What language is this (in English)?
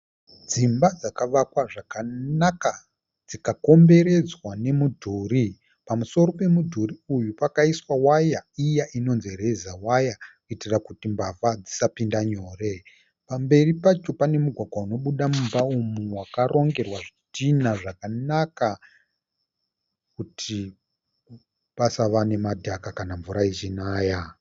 Shona